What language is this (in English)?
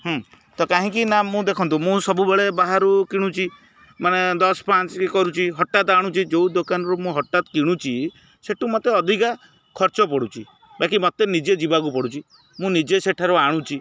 Odia